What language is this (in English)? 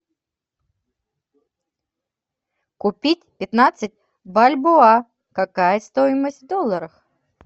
Russian